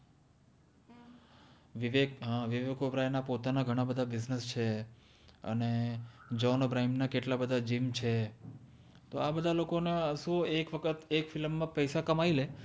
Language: Gujarati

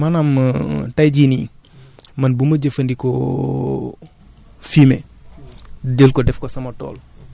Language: Wolof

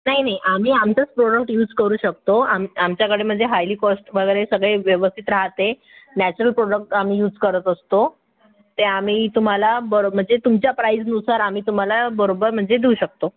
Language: Marathi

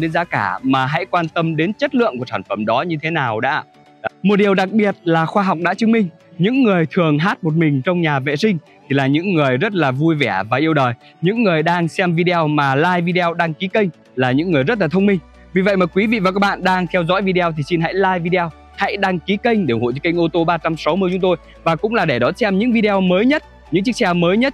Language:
Vietnamese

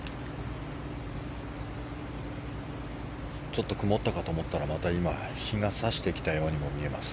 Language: Japanese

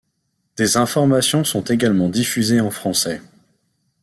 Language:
French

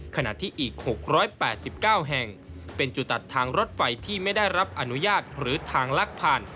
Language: Thai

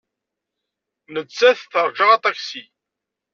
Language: Kabyle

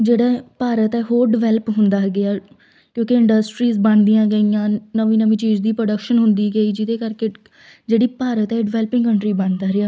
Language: Punjabi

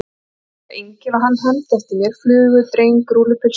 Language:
Icelandic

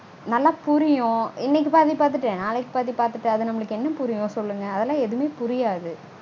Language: Tamil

